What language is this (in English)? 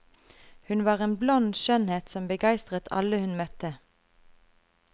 Norwegian